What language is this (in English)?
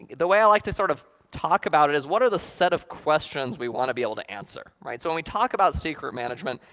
English